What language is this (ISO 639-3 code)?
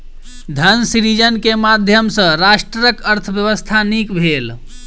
mai